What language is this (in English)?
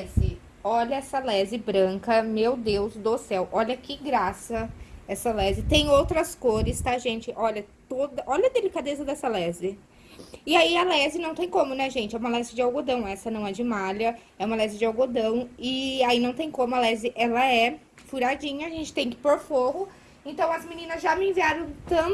Portuguese